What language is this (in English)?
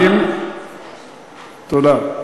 Hebrew